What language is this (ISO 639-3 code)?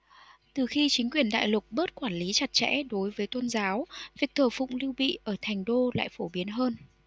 vie